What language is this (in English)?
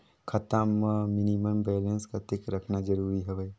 Chhattisgarhi